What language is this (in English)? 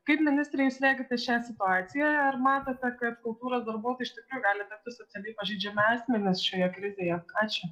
Lithuanian